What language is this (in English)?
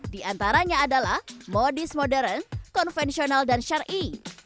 Indonesian